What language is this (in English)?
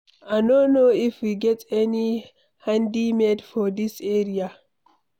Nigerian Pidgin